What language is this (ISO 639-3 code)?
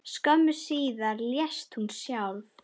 isl